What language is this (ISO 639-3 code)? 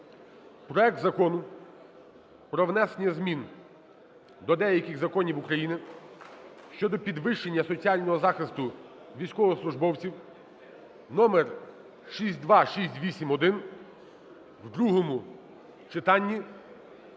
ukr